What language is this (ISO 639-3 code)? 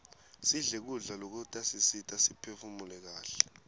ssw